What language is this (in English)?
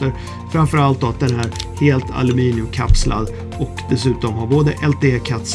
Swedish